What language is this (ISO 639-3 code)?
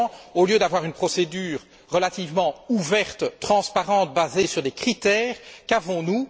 fra